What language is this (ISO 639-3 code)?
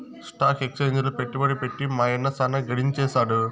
tel